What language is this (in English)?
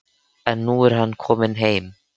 Icelandic